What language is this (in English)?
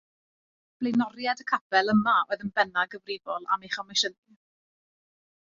Welsh